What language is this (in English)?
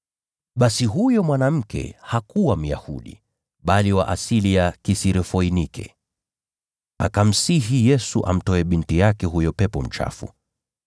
Swahili